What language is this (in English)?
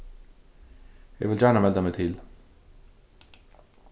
Faroese